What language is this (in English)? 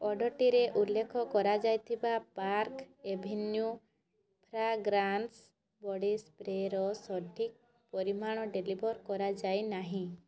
Odia